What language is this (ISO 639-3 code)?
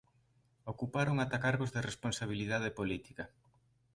glg